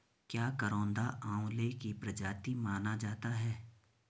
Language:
Hindi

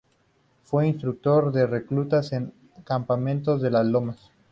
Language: Spanish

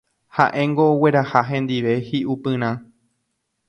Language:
Guarani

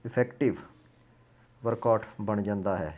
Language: Punjabi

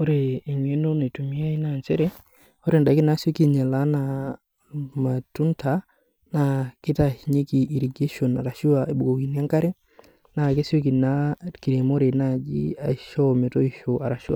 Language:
Masai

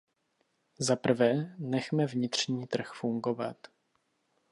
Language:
Czech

